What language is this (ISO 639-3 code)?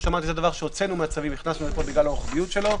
heb